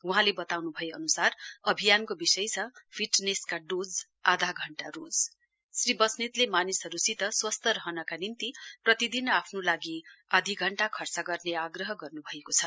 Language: Nepali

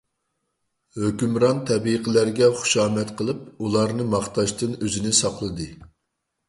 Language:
Uyghur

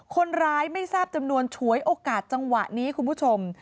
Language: Thai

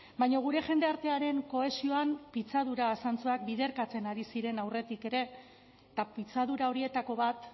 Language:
Basque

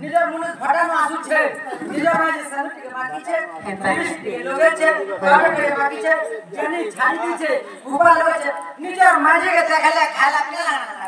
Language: Thai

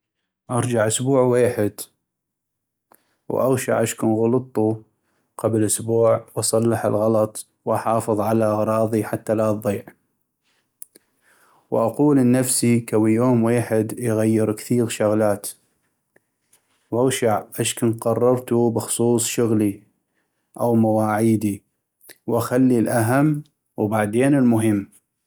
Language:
North Mesopotamian Arabic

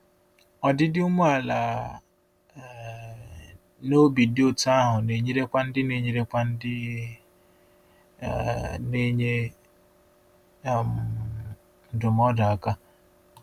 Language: Igbo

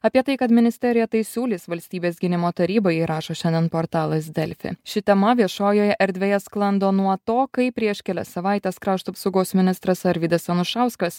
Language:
Lithuanian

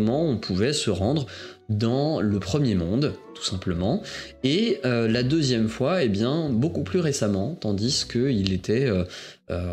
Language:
French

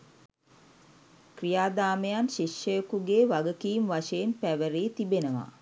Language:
Sinhala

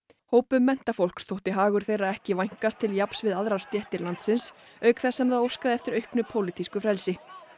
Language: Icelandic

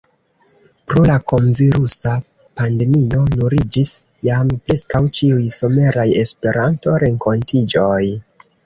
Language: Esperanto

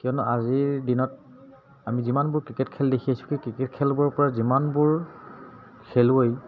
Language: Assamese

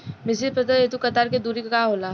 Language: Bhojpuri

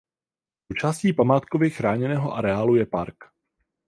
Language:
Czech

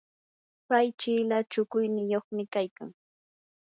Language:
Yanahuanca Pasco Quechua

